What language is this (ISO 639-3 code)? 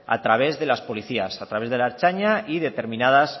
spa